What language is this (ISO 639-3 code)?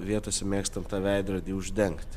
lit